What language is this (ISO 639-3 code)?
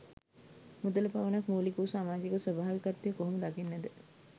sin